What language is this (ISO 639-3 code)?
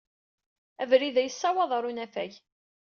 kab